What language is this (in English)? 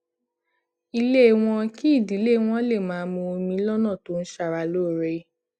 Yoruba